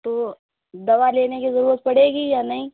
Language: Urdu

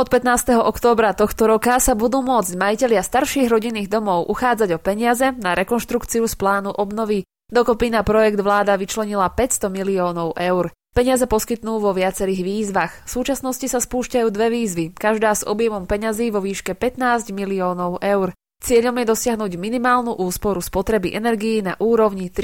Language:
Slovak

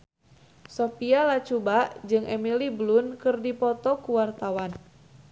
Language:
Sundanese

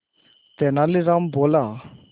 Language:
Hindi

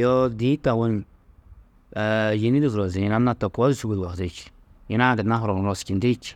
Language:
Tedaga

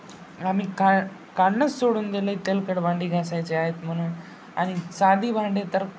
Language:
Marathi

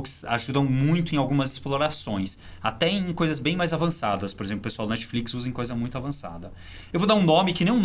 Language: Portuguese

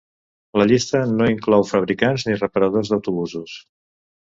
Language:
Catalan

